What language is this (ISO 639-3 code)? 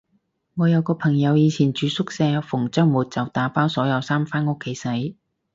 yue